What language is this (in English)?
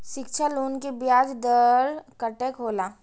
Maithili